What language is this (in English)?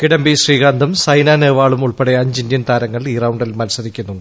Malayalam